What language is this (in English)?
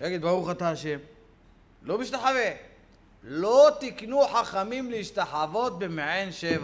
Hebrew